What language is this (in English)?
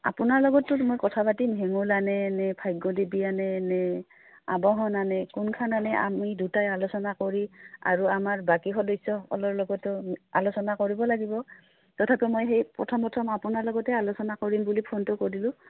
Assamese